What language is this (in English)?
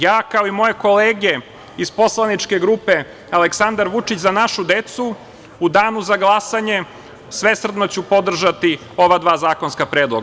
Serbian